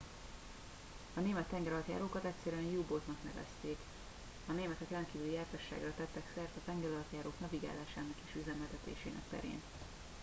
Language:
Hungarian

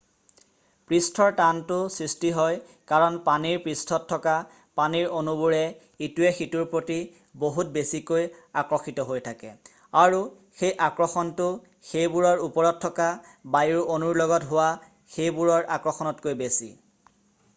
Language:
Assamese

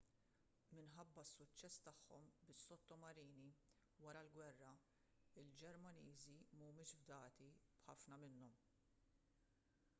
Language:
Maltese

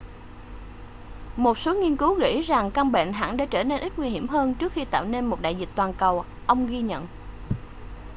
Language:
Vietnamese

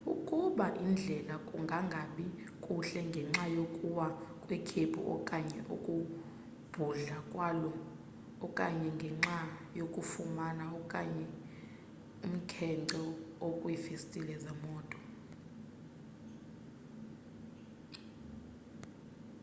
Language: Xhosa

